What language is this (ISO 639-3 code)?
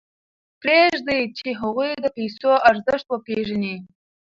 pus